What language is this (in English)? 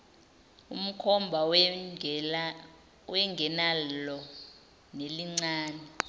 Zulu